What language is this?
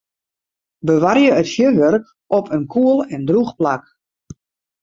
Western Frisian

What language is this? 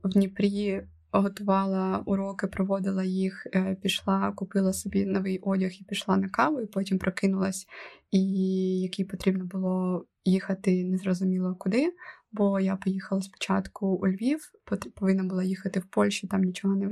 Ukrainian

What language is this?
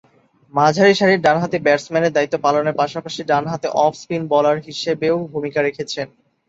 Bangla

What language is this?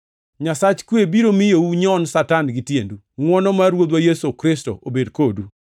Luo (Kenya and Tanzania)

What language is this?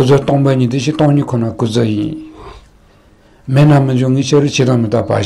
Romanian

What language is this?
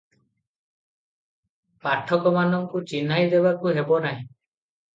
Odia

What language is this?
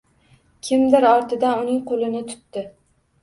Uzbek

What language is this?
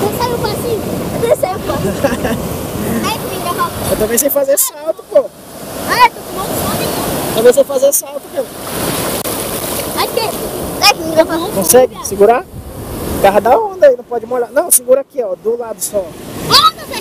Portuguese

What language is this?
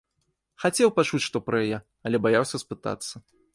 Belarusian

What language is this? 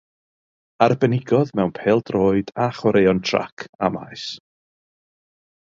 Welsh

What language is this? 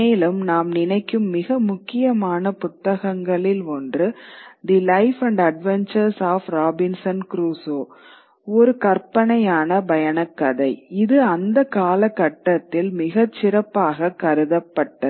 Tamil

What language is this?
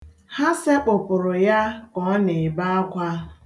Igbo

